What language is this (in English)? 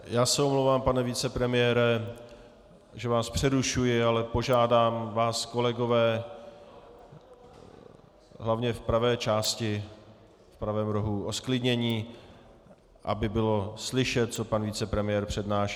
Czech